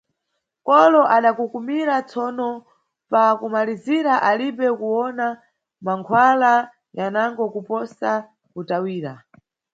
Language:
Nyungwe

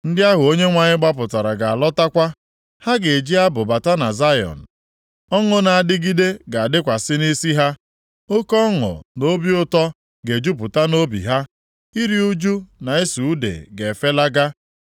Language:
Igbo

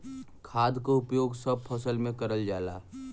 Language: Bhojpuri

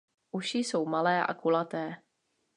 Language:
Czech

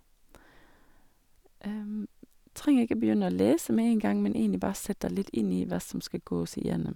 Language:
Norwegian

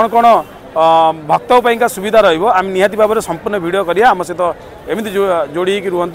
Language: Indonesian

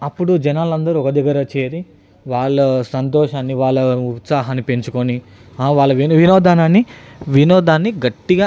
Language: Telugu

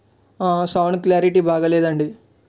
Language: Telugu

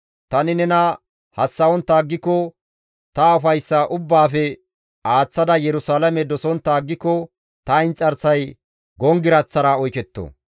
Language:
Gamo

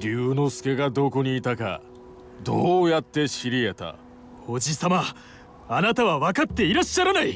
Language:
Japanese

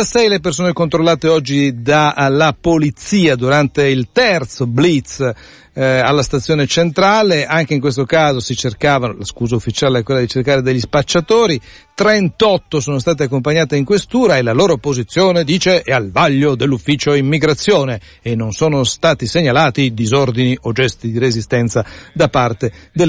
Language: Italian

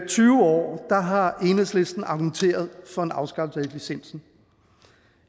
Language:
Danish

